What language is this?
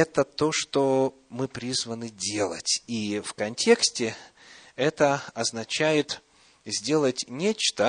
Russian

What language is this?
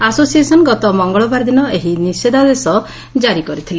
Odia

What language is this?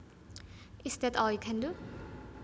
Javanese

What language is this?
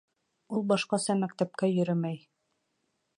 Bashkir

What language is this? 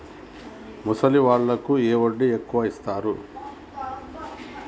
Telugu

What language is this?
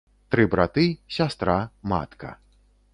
Belarusian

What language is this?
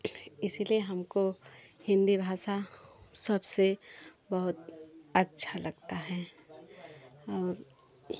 Hindi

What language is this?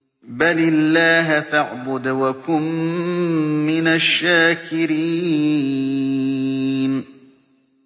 Arabic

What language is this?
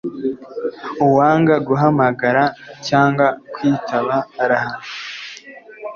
Kinyarwanda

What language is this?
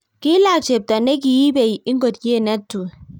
Kalenjin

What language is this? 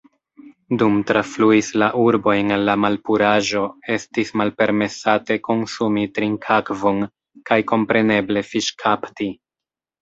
Esperanto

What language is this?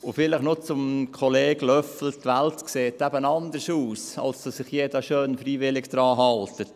Swiss German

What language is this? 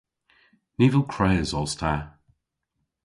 Cornish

